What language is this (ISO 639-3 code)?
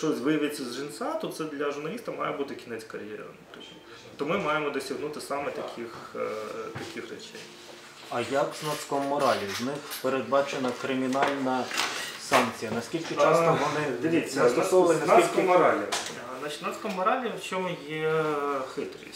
ukr